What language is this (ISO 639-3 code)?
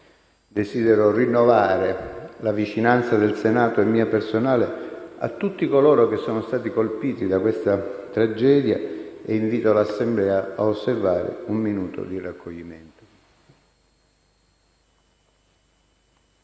ita